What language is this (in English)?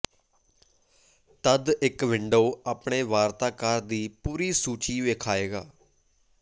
Punjabi